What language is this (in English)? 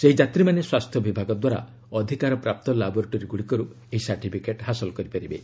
Odia